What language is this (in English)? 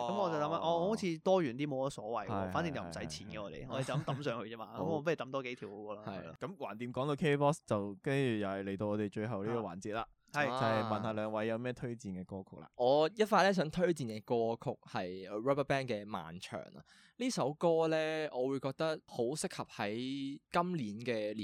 Chinese